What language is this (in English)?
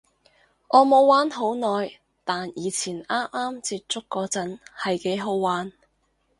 Cantonese